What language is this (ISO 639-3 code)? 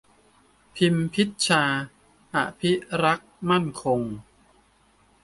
tha